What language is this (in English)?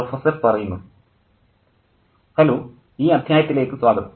Malayalam